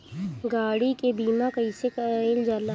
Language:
Bhojpuri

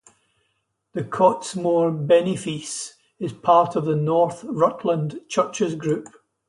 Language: English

